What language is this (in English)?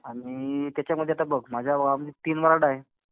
Marathi